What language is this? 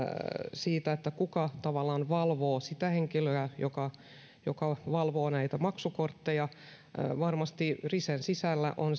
Finnish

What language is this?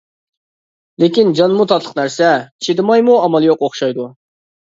Uyghur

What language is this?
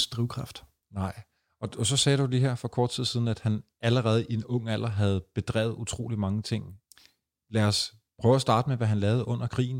Danish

